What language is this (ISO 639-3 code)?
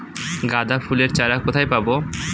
ben